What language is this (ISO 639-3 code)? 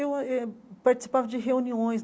por